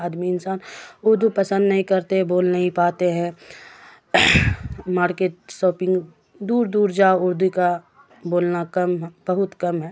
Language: Urdu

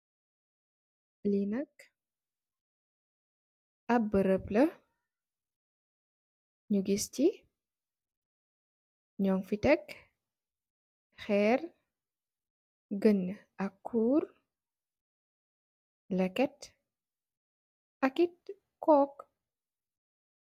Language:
Wolof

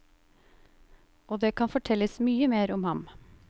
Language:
Norwegian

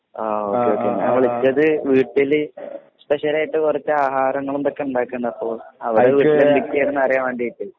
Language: Malayalam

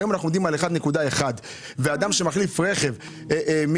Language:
Hebrew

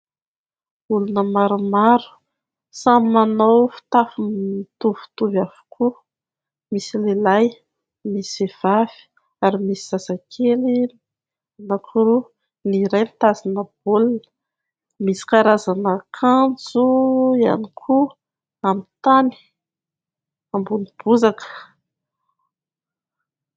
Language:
Malagasy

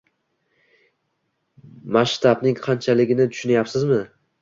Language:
Uzbek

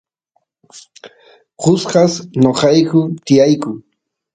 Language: Santiago del Estero Quichua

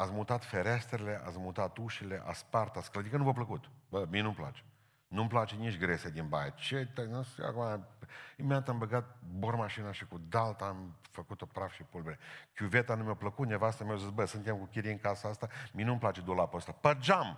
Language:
Romanian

